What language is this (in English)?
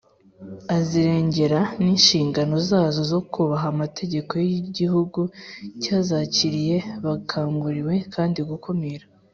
Kinyarwanda